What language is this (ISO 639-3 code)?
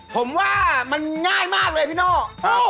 tha